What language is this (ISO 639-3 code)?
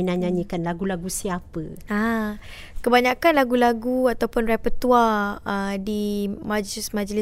msa